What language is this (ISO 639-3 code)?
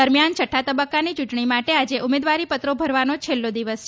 guj